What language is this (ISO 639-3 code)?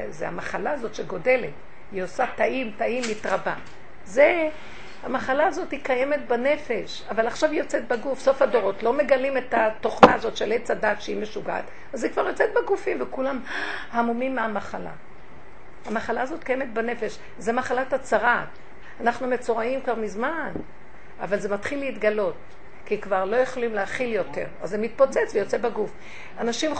heb